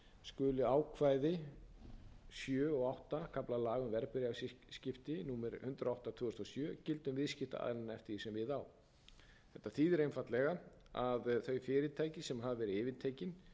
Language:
Icelandic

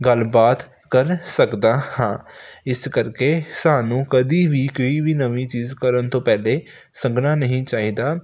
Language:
Punjabi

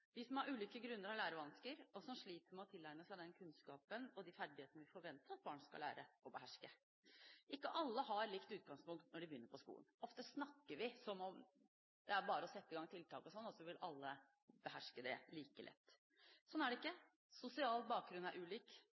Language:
Norwegian Bokmål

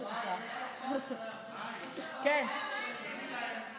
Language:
Hebrew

